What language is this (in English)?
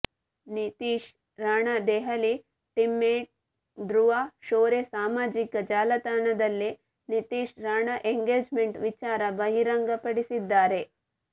Kannada